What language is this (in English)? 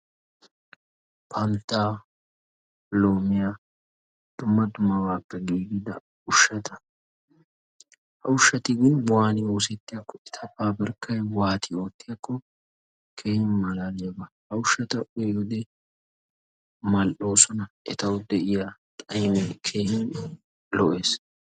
Wolaytta